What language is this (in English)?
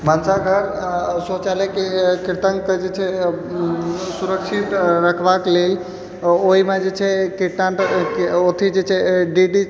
Maithili